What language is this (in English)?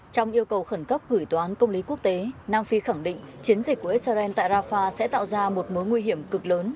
Vietnamese